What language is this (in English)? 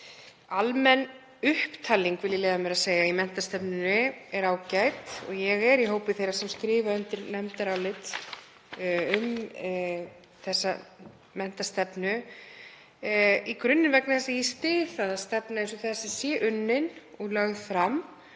Icelandic